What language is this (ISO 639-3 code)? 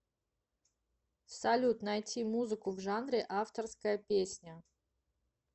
rus